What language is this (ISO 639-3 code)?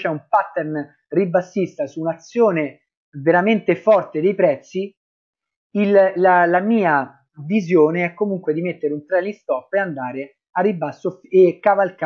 ita